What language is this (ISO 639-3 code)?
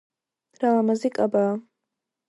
kat